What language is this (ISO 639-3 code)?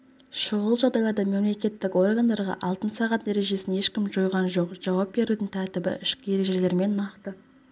kaz